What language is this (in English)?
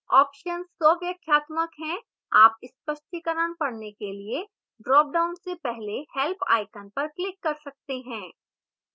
Hindi